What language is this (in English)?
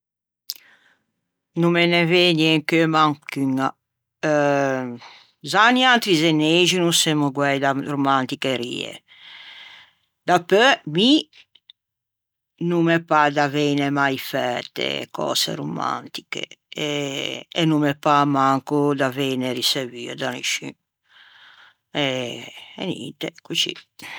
Ligurian